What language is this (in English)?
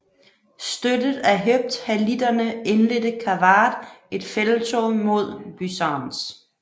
Danish